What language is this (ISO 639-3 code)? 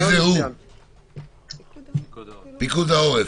heb